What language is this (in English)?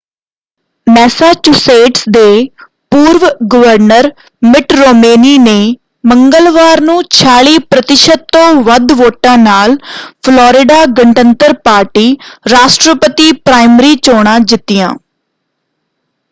Punjabi